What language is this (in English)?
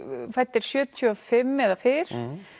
Icelandic